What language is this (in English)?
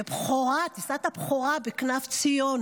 Hebrew